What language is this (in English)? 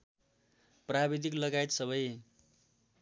Nepali